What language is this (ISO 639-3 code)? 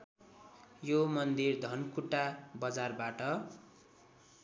nep